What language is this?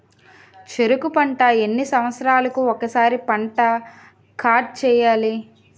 Telugu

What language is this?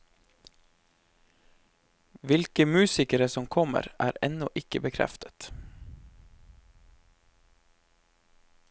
Norwegian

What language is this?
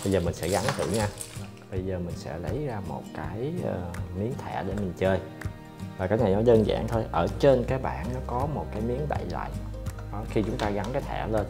Vietnamese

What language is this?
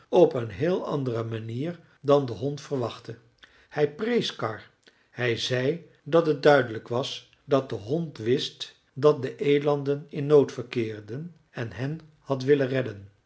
Dutch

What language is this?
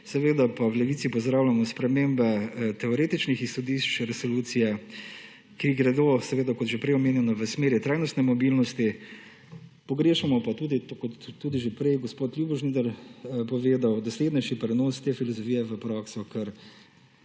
Slovenian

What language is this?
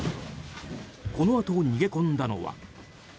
Japanese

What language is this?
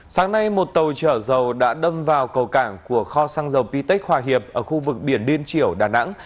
Vietnamese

